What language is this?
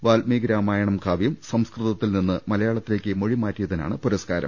Malayalam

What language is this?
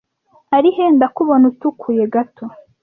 Kinyarwanda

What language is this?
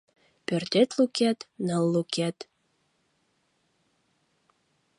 Mari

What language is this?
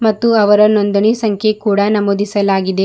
Kannada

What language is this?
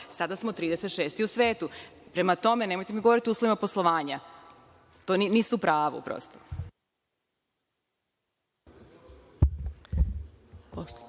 Serbian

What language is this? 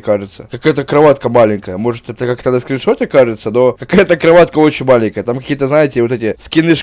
Russian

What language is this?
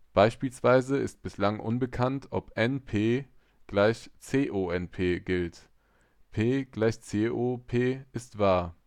German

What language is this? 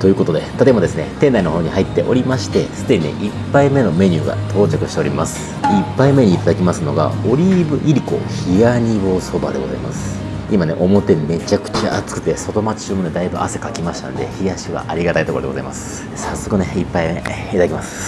Japanese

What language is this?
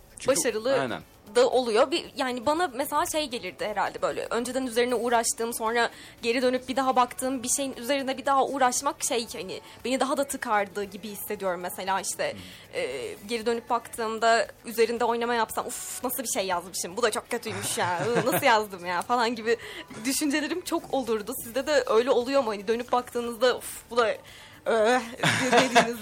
Turkish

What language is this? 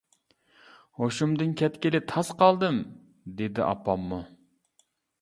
Uyghur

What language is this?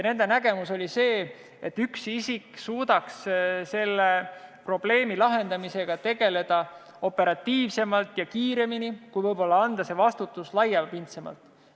Estonian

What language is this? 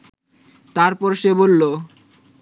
Bangla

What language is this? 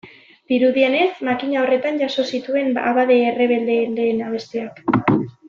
Basque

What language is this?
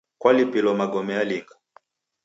Taita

